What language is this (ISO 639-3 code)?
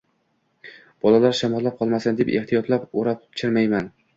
uzb